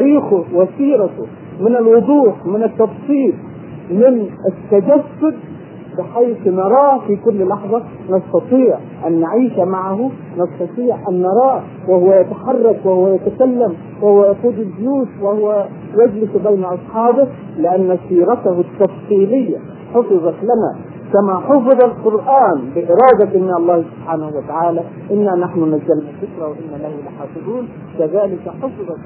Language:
Arabic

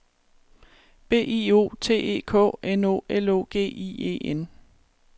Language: Danish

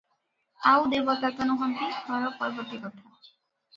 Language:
Odia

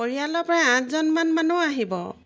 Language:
Assamese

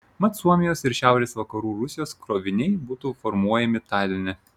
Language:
Lithuanian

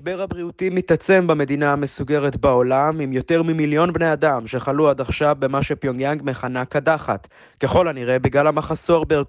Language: Hebrew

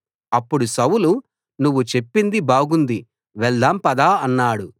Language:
Telugu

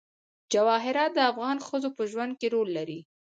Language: Pashto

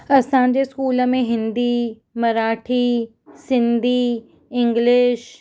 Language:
Sindhi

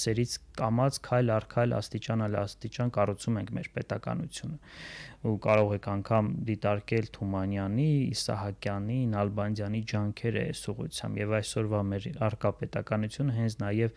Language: Turkish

